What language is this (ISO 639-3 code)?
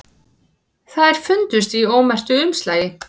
isl